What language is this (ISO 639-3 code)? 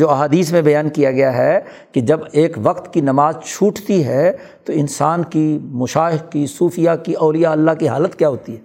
urd